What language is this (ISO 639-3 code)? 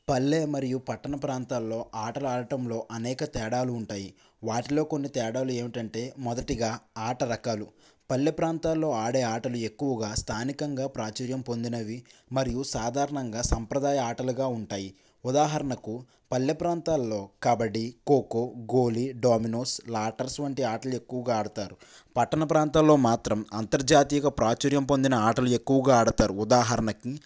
tel